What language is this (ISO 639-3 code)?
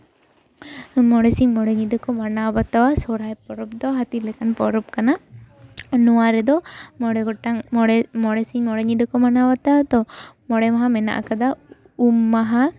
sat